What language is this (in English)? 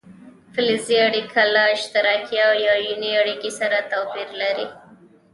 Pashto